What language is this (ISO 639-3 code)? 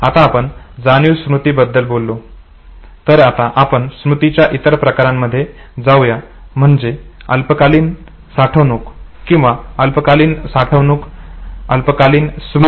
mar